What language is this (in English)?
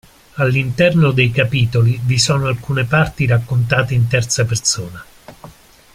Italian